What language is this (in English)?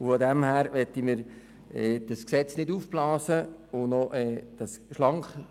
Swiss German